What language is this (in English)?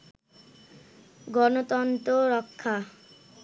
Bangla